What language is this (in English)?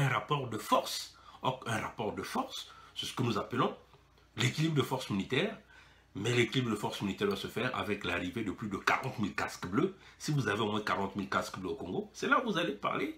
French